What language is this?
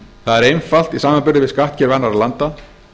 Icelandic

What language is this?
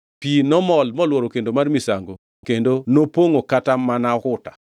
Luo (Kenya and Tanzania)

